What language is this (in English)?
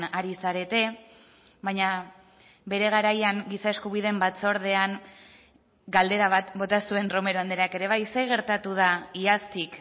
Basque